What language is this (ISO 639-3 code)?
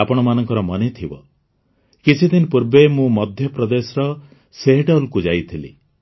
ori